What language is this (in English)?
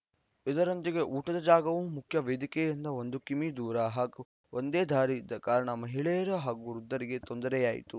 Kannada